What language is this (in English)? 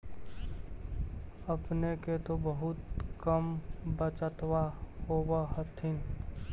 Magahi